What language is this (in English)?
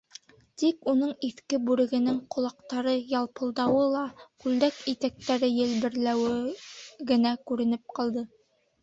Bashkir